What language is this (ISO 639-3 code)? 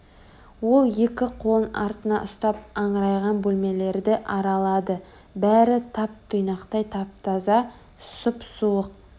kaz